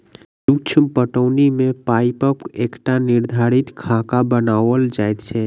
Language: Maithili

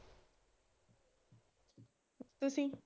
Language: Punjabi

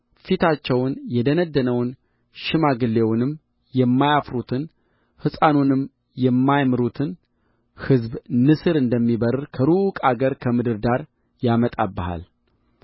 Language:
Amharic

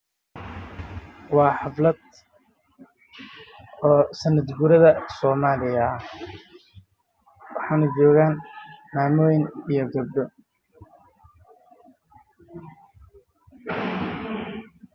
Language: Somali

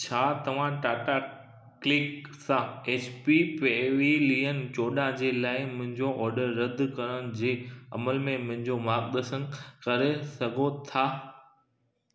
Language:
Sindhi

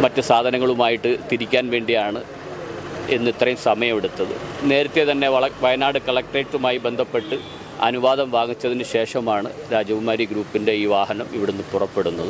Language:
Malayalam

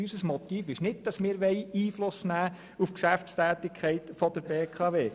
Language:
Swiss German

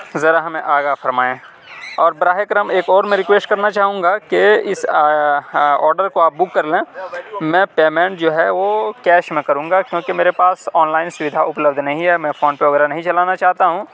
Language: Urdu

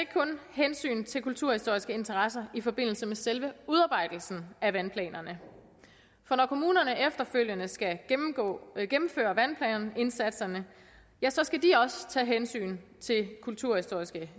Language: Danish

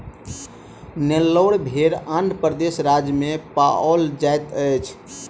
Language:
Maithili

